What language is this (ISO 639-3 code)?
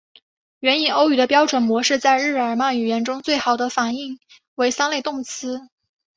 zho